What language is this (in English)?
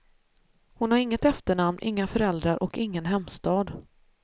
Swedish